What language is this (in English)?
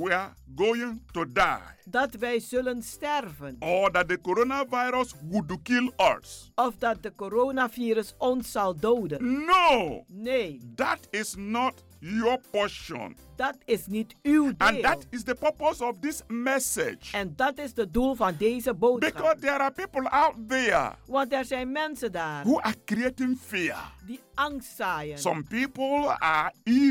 Dutch